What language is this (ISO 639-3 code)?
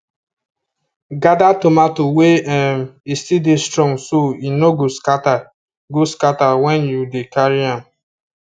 pcm